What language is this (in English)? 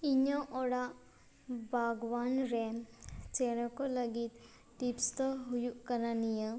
Santali